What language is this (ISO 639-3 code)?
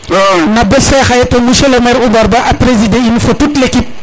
srr